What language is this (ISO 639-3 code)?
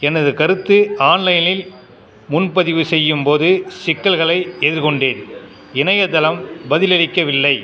tam